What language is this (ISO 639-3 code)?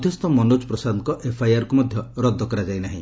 ori